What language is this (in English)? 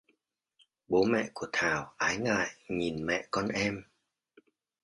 Vietnamese